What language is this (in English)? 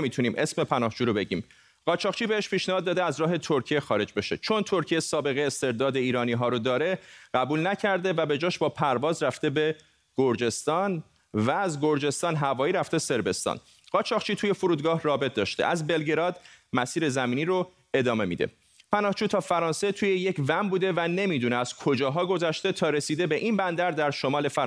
Persian